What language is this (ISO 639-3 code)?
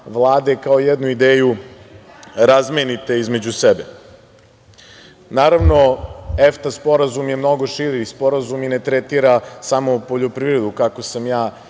srp